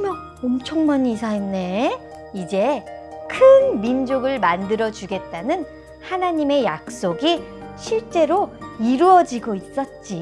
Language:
Korean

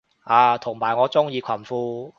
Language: Cantonese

